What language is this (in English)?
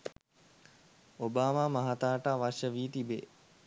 Sinhala